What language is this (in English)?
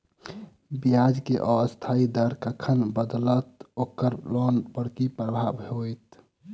Maithili